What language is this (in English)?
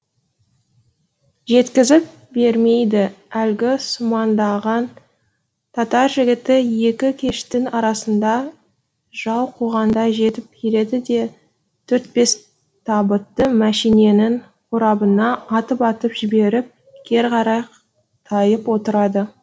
Kazakh